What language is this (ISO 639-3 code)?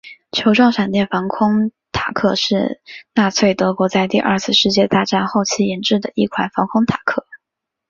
zho